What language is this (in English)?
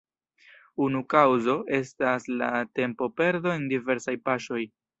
Esperanto